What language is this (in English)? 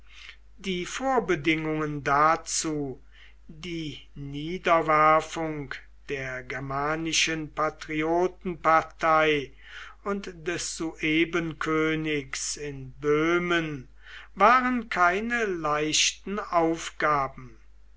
German